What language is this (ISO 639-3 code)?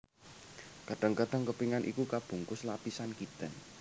jav